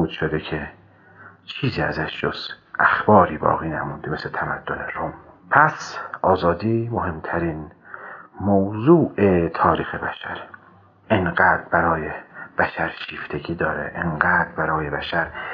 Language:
Persian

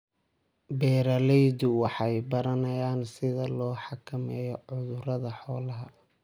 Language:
Somali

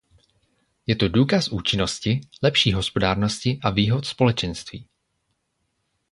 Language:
Czech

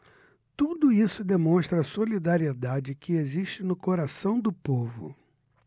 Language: Portuguese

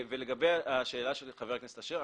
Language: Hebrew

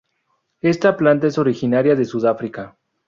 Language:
Spanish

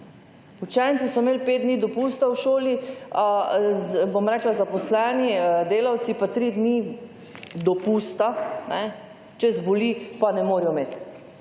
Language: Slovenian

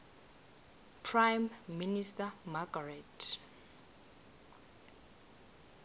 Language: South Ndebele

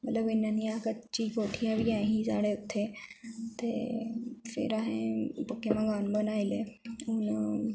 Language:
Dogri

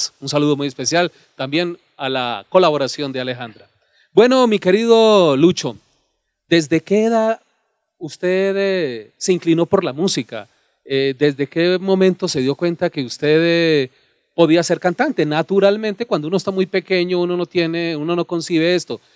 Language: Spanish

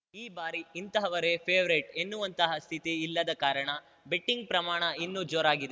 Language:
Kannada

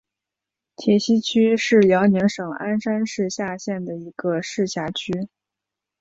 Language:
Chinese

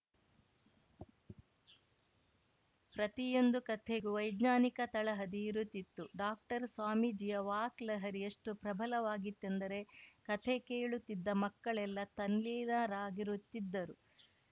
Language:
Kannada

